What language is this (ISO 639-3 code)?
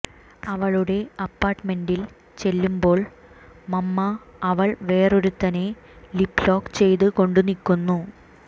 mal